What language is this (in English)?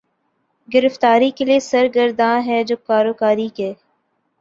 Urdu